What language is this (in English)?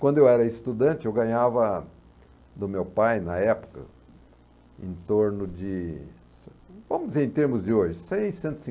Portuguese